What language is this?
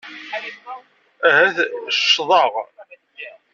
Kabyle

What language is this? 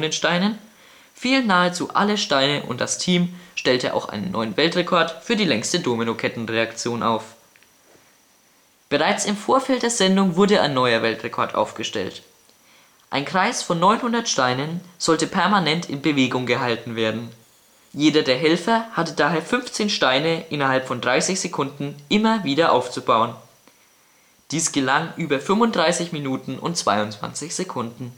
German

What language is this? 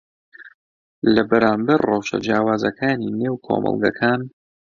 Central Kurdish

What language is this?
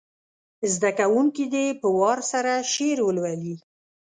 Pashto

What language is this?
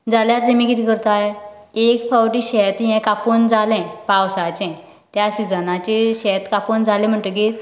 Konkani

